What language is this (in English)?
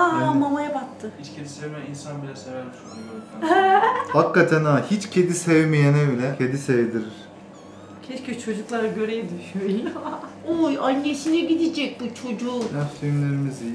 Turkish